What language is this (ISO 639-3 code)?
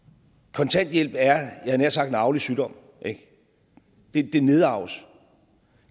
dan